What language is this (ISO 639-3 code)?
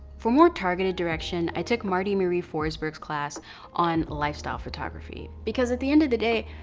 eng